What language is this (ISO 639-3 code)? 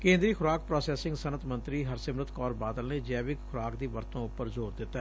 pan